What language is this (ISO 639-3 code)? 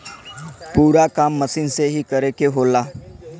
bho